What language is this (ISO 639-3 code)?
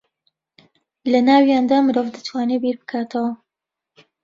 ckb